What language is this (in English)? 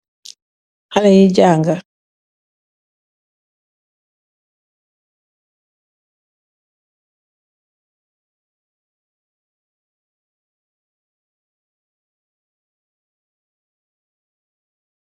Wolof